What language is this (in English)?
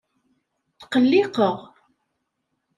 Kabyle